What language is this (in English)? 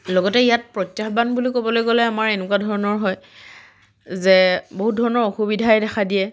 Assamese